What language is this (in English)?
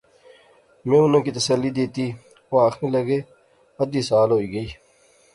Pahari-Potwari